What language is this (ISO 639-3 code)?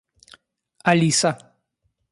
rus